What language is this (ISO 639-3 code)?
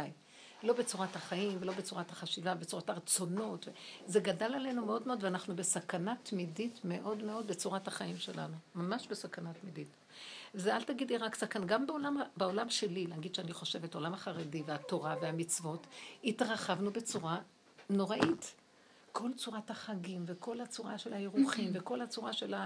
heb